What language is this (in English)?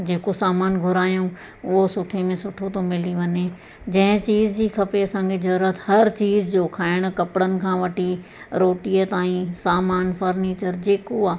Sindhi